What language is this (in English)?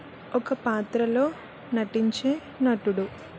Telugu